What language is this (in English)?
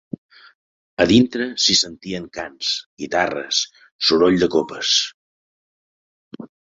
Catalan